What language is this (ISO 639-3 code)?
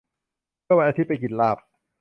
tha